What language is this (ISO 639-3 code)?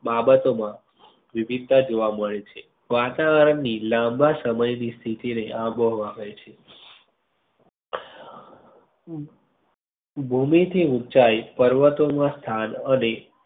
guj